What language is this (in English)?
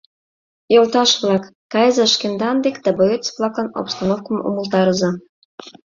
Mari